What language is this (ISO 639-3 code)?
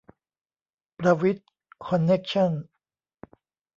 tha